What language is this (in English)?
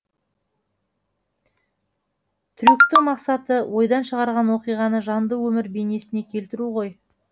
Kazakh